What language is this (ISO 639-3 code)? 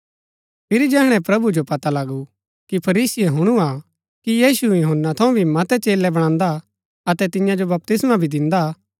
gbk